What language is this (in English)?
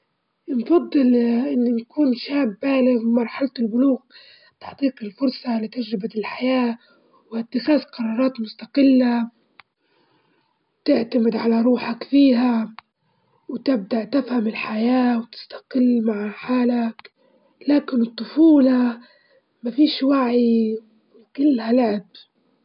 Libyan Arabic